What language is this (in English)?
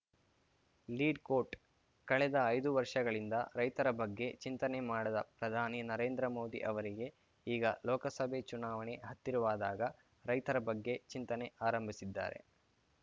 Kannada